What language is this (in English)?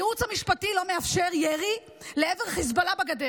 Hebrew